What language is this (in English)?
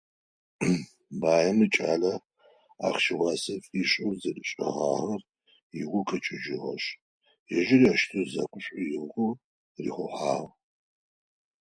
Adyghe